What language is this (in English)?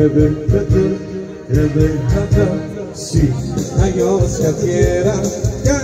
Dutch